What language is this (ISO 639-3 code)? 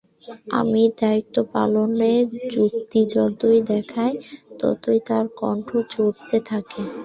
ben